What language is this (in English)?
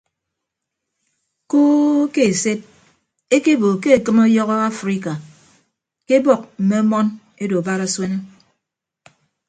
Ibibio